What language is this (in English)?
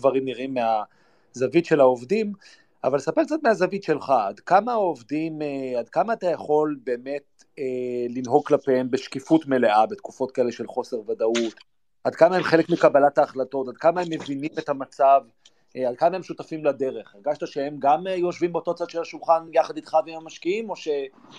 Hebrew